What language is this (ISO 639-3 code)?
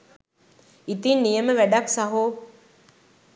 sin